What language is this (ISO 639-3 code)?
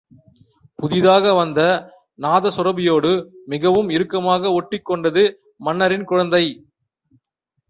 tam